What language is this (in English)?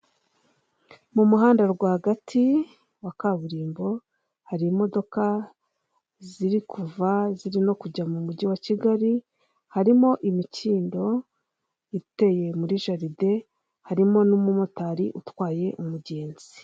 Kinyarwanda